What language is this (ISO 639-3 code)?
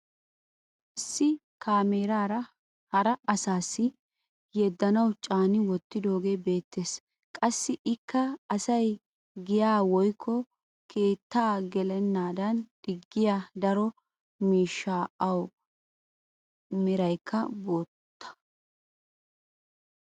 wal